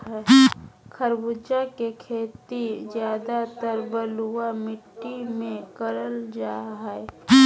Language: Magahi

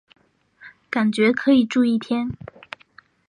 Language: Chinese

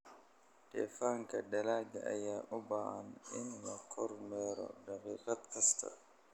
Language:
Somali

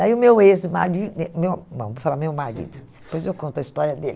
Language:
Portuguese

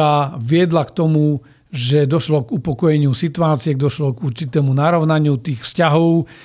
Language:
Slovak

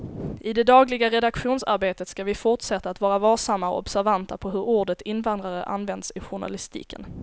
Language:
Swedish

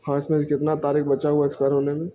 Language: Urdu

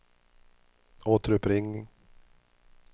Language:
Swedish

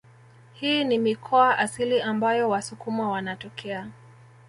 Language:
Swahili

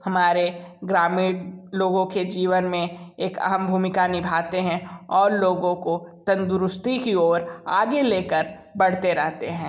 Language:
Hindi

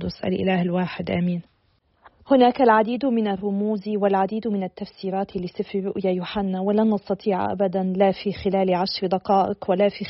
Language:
Arabic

